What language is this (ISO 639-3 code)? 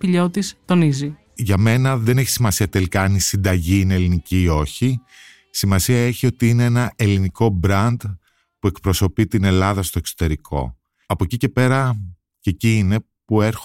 ell